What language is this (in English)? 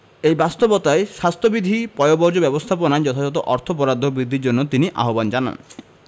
Bangla